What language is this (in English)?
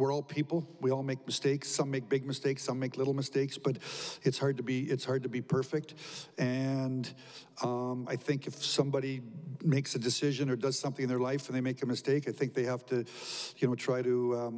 English